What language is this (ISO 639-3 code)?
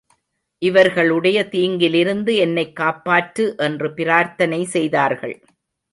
tam